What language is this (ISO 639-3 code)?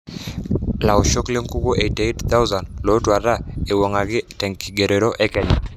mas